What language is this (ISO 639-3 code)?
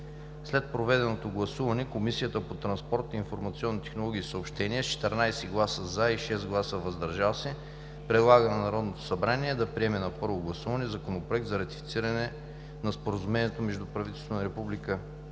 bul